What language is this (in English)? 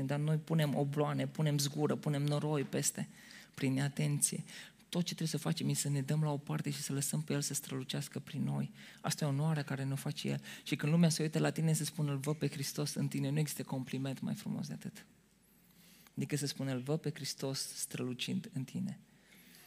Romanian